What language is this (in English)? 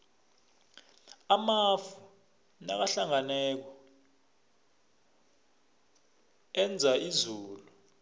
South Ndebele